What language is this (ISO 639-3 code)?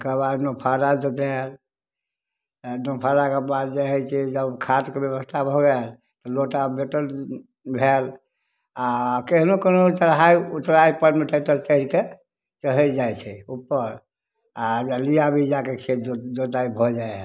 mai